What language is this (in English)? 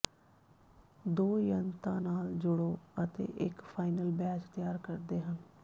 Punjabi